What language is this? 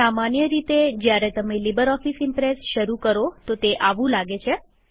Gujarati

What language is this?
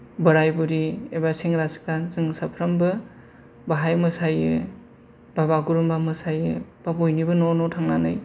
Bodo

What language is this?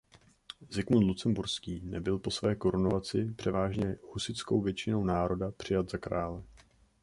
Czech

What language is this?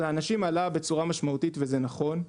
Hebrew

